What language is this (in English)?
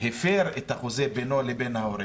Hebrew